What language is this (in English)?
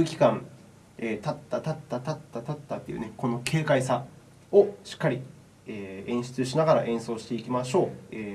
Japanese